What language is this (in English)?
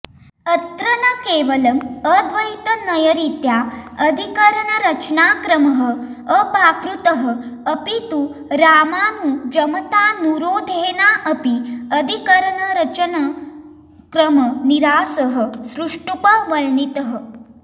Sanskrit